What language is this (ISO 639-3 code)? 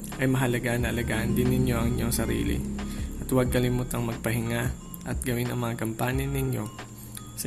fil